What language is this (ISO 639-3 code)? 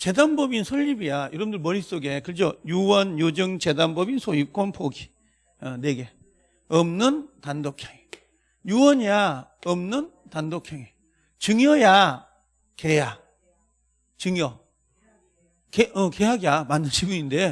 kor